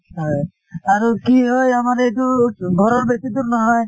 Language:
Assamese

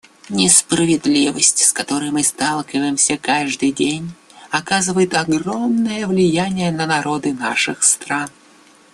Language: Russian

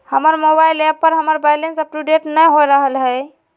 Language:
Magahi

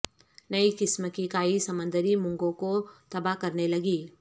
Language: Urdu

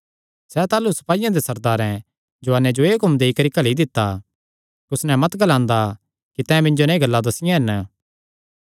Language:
Kangri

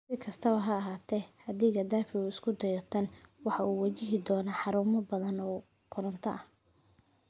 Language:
Somali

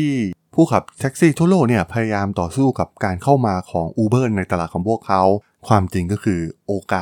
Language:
Thai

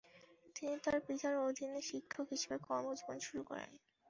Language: Bangla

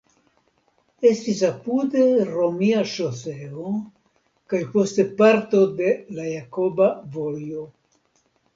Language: Esperanto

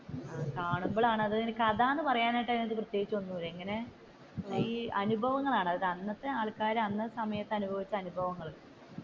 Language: Malayalam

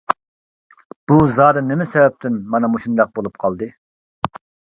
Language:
Uyghur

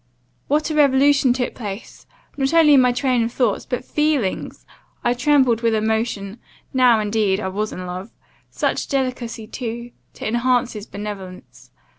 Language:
English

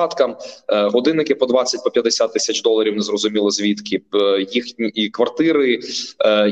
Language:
Ukrainian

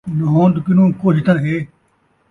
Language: Saraiki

